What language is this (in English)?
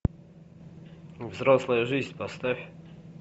Russian